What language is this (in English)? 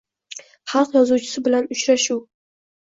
Uzbek